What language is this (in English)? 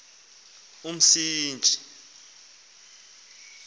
Xhosa